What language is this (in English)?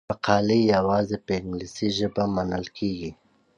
Pashto